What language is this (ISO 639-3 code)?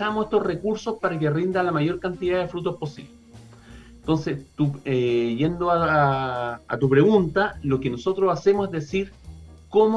spa